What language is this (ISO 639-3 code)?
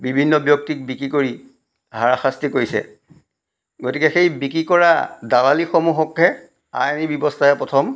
asm